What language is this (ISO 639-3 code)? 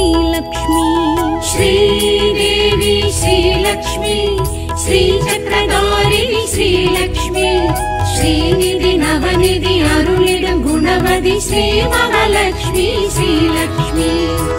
hin